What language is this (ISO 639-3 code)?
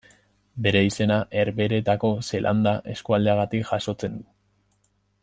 eus